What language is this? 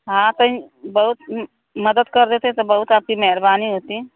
Hindi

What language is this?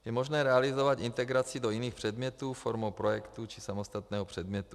Czech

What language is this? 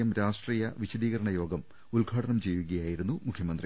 Malayalam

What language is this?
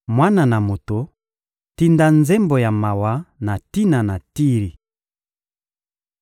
Lingala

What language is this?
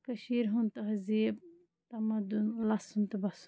Kashmiri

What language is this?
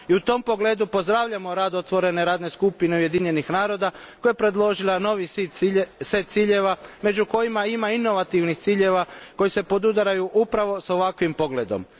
Croatian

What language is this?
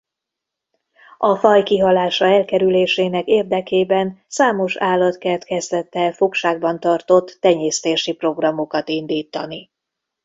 Hungarian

